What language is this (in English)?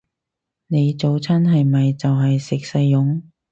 Cantonese